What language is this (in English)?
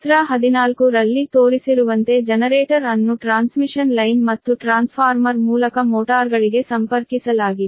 Kannada